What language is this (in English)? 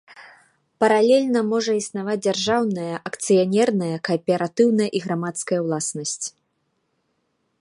Belarusian